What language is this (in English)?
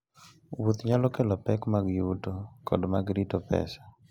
Luo (Kenya and Tanzania)